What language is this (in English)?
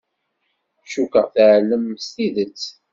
Kabyle